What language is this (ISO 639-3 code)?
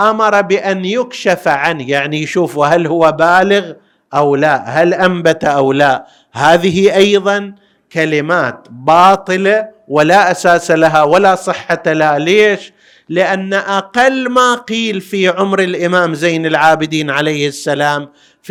ara